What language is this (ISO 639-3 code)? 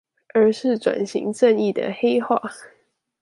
zho